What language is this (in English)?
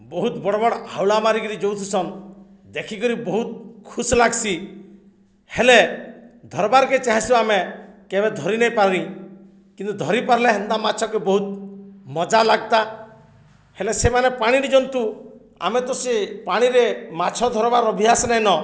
Odia